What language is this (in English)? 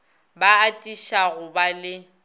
Northern Sotho